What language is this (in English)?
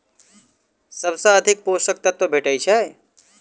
Maithili